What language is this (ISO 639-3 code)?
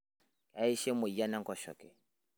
mas